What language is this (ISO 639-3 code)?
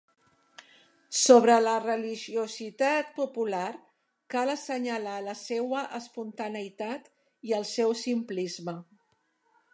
cat